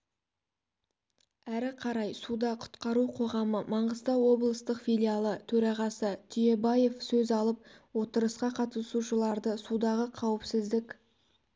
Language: Kazakh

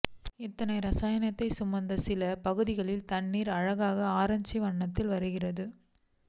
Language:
Tamil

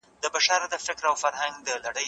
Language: Pashto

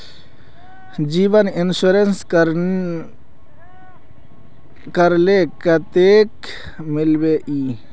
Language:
Magahi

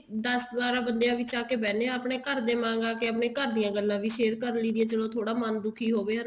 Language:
Punjabi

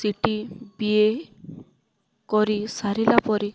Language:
Odia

